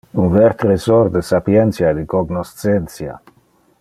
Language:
Interlingua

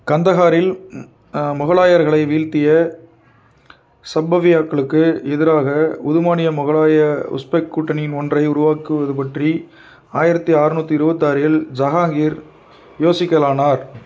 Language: Tamil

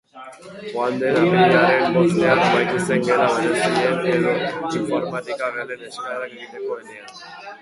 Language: Basque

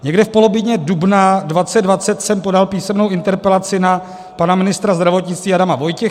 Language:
Czech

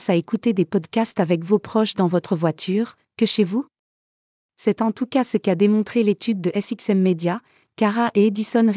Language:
French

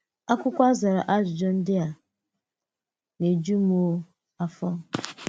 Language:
Igbo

